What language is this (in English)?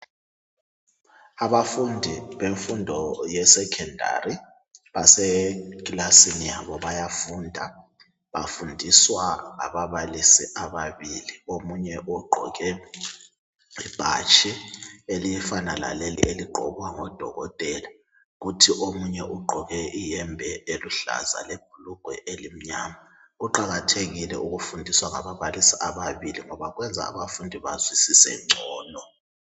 North Ndebele